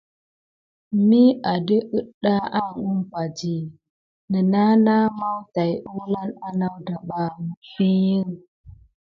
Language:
Gidar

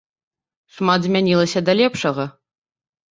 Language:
Belarusian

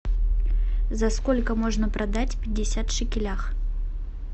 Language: Russian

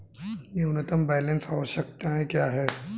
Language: Hindi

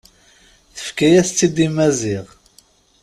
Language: Kabyle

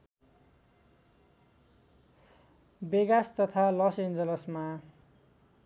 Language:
Nepali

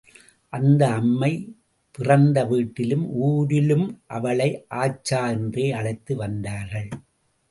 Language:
Tamil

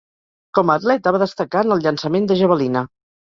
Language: Catalan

